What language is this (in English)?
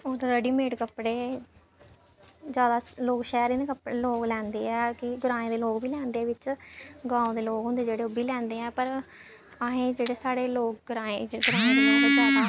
Dogri